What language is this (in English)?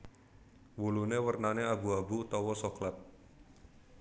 Javanese